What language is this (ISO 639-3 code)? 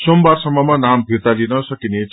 nep